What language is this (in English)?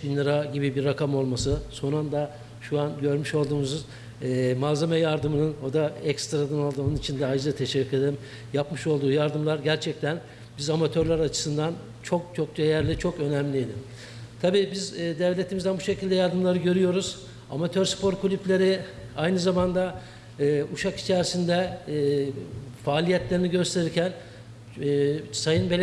Turkish